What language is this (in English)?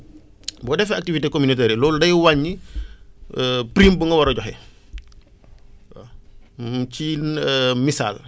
Wolof